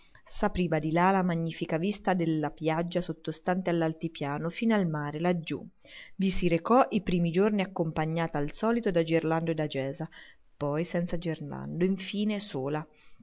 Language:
Italian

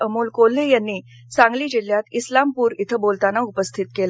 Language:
Marathi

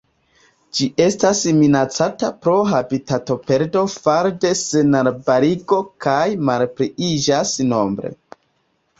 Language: Esperanto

